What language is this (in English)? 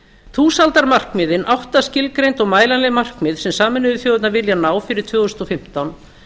Icelandic